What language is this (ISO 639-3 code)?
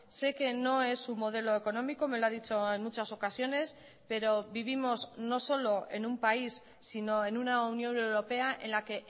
spa